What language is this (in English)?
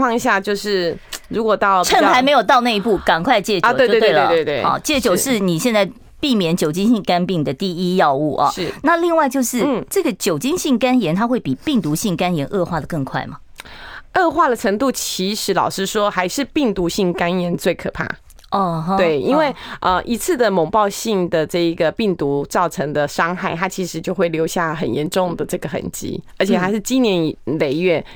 Chinese